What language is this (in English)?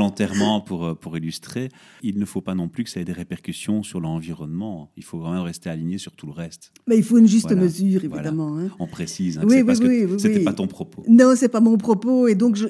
French